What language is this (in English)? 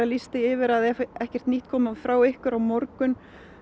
Icelandic